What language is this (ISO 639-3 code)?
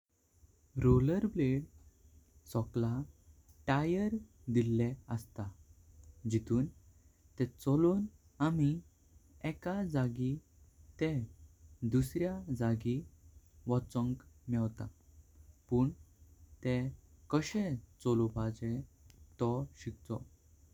kok